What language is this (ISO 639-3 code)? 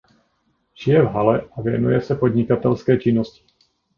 ces